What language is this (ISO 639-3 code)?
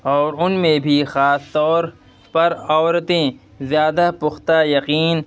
urd